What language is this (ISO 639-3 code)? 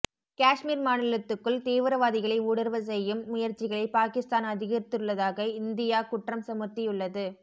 tam